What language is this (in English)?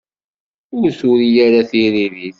Kabyle